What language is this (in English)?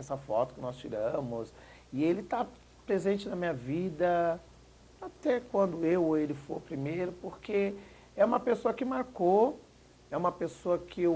Portuguese